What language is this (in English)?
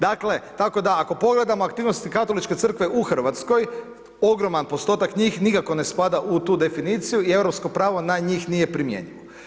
Croatian